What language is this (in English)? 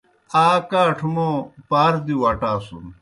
Kohistani Shina